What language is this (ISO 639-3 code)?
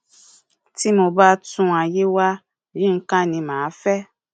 yor